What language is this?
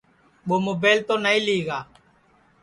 Sansi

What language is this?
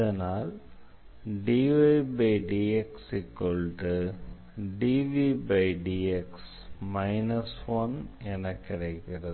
Tamil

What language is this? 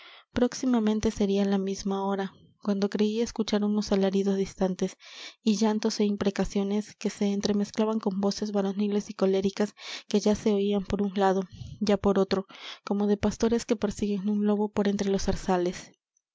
Spanish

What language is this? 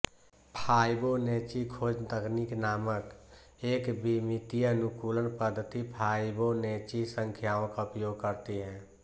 Hindi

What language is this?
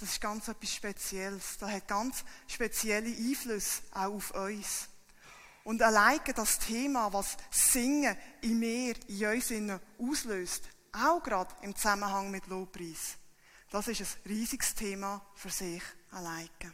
German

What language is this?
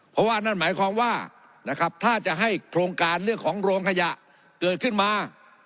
Thai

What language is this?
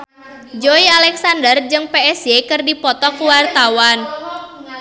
Sundanese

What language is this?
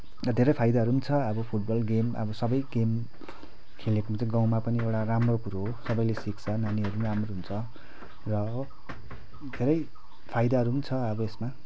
Nepali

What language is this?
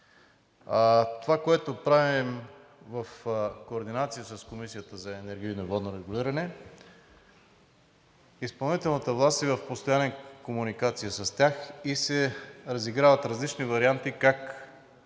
Bulgarian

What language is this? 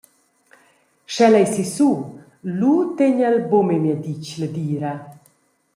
Romansh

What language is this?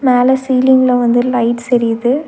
Tamil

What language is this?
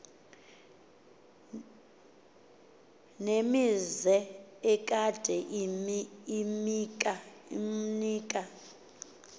Xhosa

